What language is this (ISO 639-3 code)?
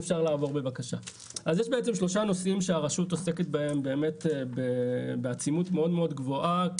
heb